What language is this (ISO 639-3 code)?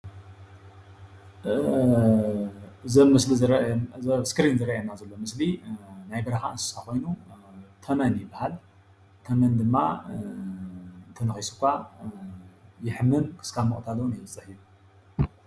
tir